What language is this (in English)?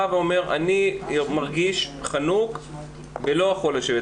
Hebrew